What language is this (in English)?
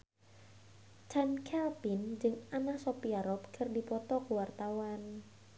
Sundanese